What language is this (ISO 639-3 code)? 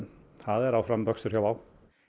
isl